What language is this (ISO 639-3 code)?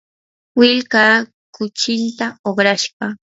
qur